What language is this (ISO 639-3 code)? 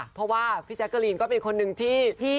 tha